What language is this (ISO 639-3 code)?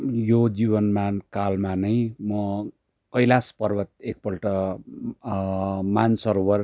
nep